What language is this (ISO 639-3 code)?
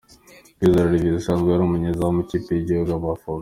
kin